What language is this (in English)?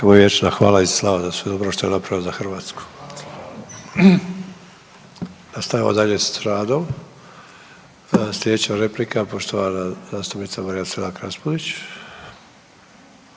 Croatian